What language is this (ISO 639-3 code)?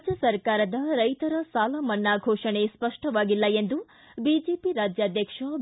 kan